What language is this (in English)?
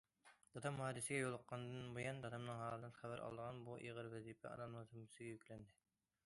Uyghur